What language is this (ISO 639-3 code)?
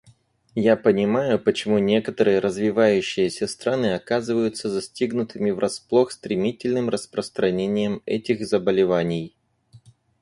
rus